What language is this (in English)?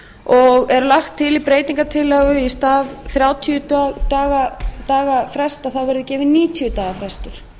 Icelandic